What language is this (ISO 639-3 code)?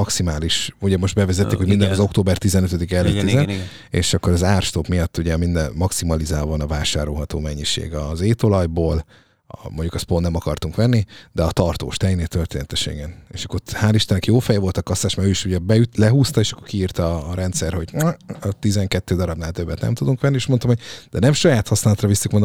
hun